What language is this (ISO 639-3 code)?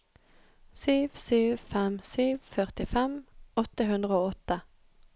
nor